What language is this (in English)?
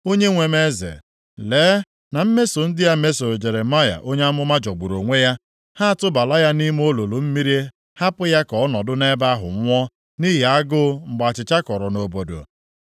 Igbo